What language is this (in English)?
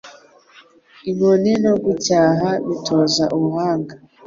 Kinyarwanda